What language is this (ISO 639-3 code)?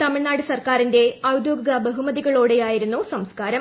mal